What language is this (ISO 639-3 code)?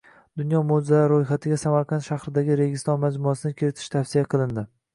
uzb